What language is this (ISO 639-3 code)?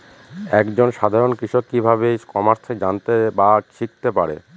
ben